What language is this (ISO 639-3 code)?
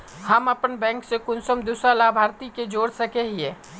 mag